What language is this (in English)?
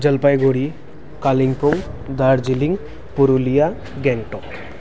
Nepali